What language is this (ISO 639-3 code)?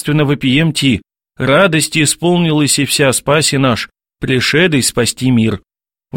rus